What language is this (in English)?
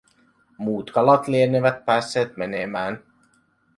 Finnish